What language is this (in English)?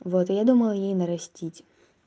Russian